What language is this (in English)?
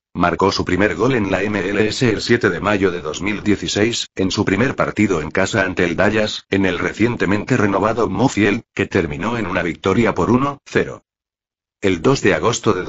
Spanish